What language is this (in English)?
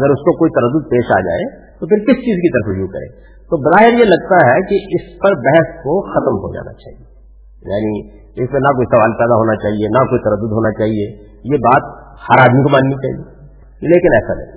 Urdu